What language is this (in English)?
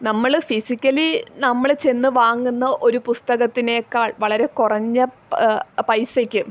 Malayalam